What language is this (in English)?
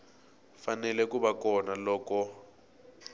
Tsonga